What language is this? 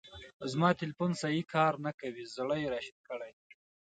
Pashto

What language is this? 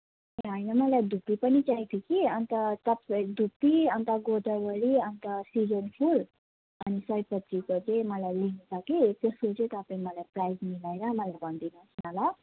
Nepali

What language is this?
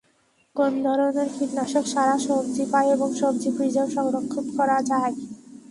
Bangla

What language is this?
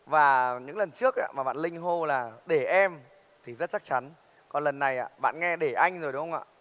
Vietnamese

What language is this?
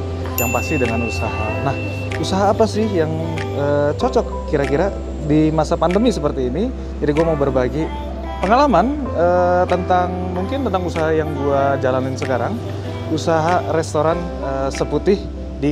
Indonesian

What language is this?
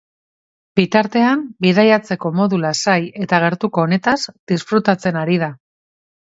Basque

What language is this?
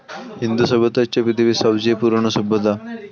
Bangla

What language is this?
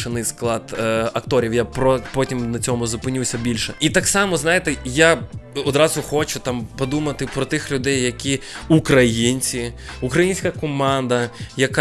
Ukrainian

